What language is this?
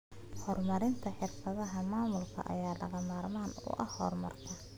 Somali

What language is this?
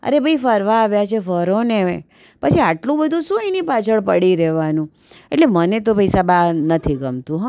Gujarati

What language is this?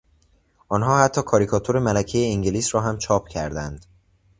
Persian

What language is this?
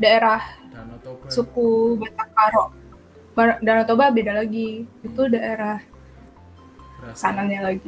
Indonesian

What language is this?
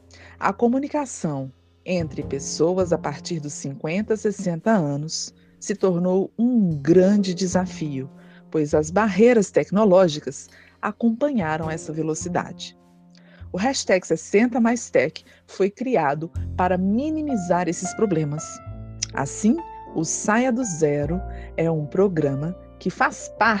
Portuguese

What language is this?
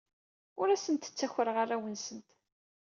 Kabyle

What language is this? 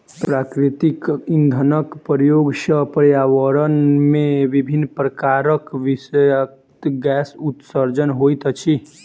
Maithili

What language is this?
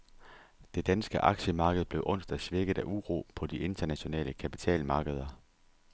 Danish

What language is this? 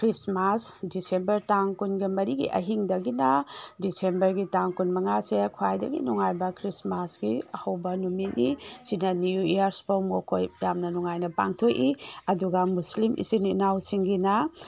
Manipuri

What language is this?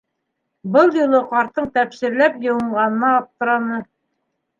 Bashkir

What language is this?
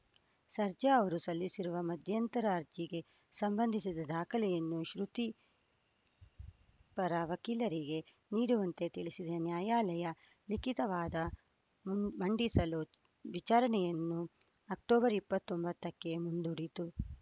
Kannada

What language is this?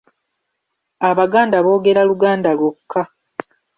Ganda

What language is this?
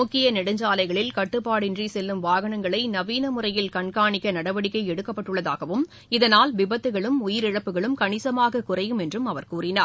Tamil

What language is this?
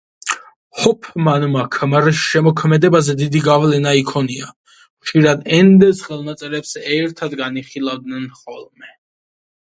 Georgian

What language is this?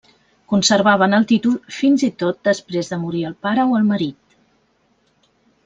Catalan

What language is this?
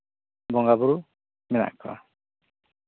Santali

